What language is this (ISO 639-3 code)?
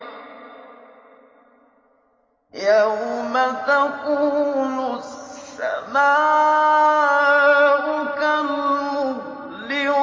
ara